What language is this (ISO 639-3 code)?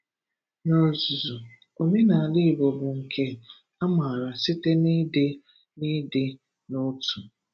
ibo